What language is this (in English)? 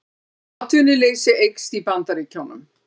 Icelandic